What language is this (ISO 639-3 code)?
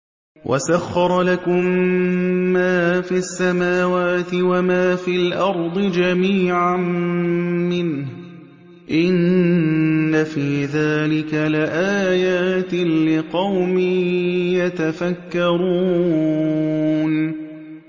ara